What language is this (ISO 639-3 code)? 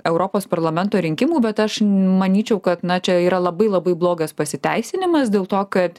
lit